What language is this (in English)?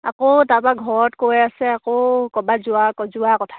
Assamese